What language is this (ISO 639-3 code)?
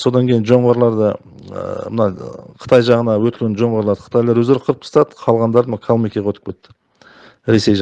tur